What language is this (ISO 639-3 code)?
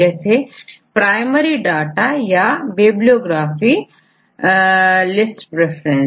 hin